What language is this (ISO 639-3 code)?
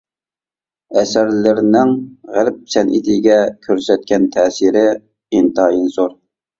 uig